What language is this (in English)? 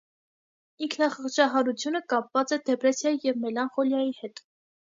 Armenian